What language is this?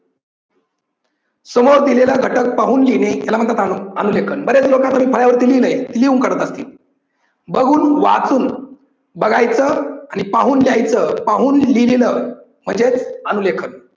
Marathi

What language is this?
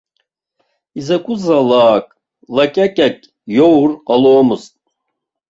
Abkhazian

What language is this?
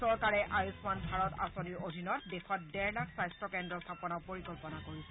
Assamese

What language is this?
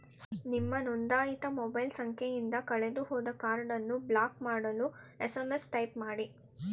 Kannada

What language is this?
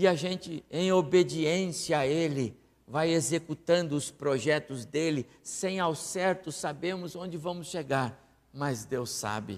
Portuguese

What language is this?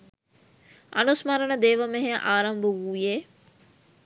Sinhala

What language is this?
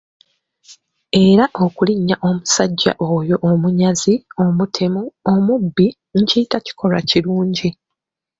Ganda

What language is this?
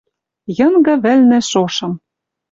Western Mari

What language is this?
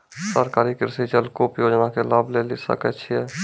Maithili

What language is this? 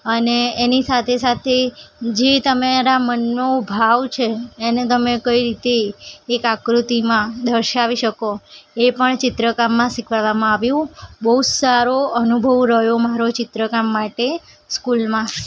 Gujarati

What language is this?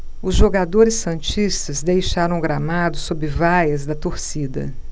Portuguese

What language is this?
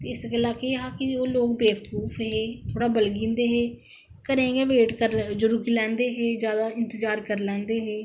Dogri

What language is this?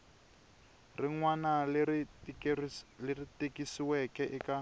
Tsonga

